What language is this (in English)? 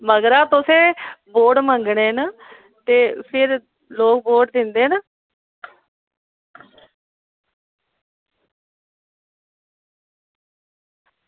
Dogri